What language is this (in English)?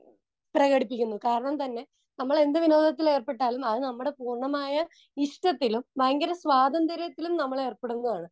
Malayalam